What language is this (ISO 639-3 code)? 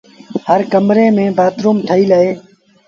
sbn